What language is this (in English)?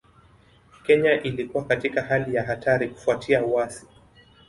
Swahili